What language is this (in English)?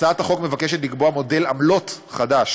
Hebrew